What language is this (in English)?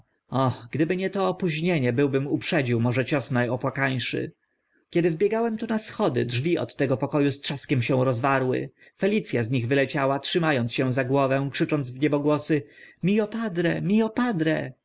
Polish